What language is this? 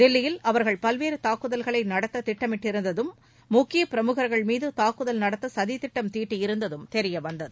Tamil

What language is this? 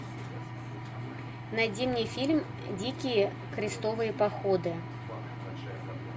Russian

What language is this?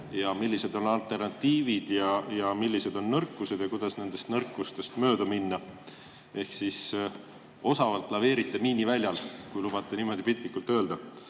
Estonian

